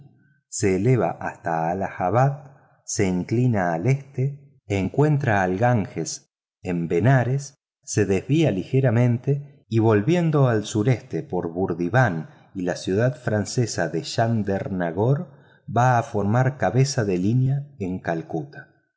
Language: Spanish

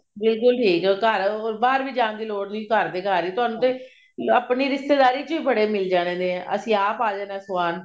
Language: Punjabi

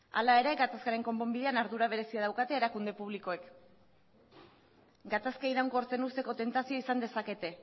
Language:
Basque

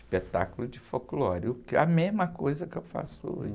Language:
Portuguese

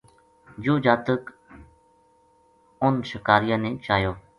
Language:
Gujari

